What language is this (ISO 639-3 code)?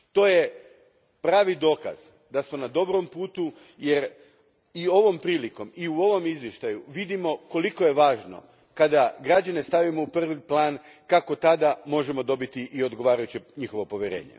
hrv